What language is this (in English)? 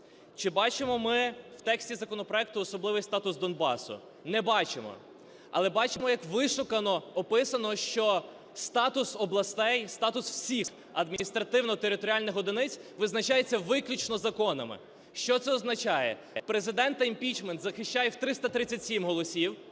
Ukrainian